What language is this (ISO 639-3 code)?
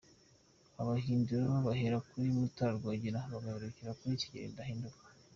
kin